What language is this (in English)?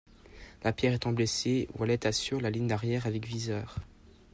French